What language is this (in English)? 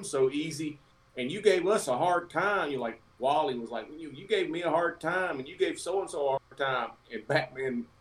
English